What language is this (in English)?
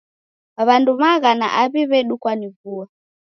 Taita